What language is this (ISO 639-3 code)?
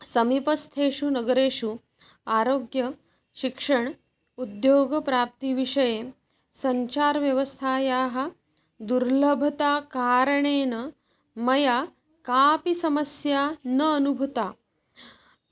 san